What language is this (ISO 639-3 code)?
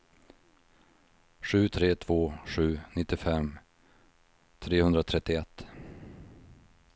swe